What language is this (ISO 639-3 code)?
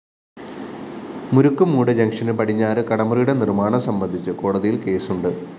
mal